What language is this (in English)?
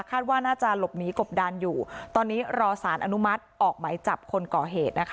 Thai